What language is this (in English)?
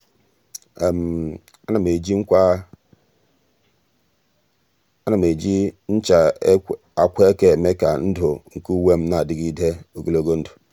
Igbo